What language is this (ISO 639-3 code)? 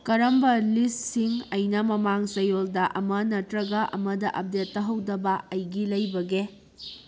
mni